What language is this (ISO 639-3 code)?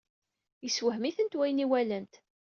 kab